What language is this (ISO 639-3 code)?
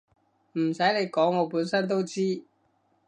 yue